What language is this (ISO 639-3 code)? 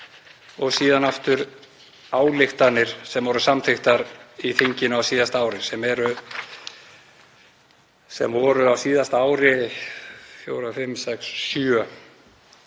isl